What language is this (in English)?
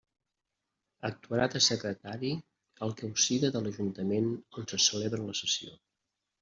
Catalan